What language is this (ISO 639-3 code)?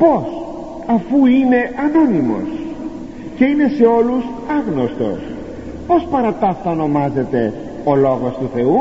ell